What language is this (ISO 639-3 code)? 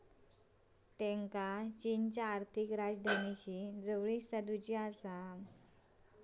mar